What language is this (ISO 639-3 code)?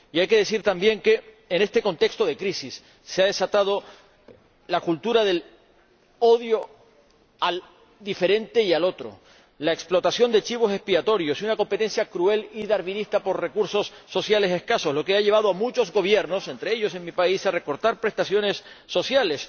spa